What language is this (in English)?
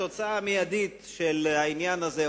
Hebrew